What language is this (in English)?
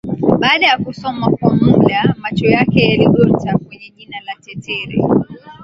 Swahili